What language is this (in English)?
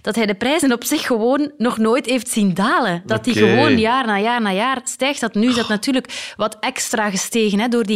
Dutch